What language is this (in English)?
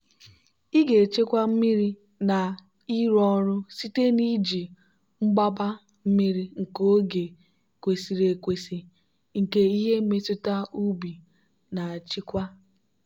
Igbo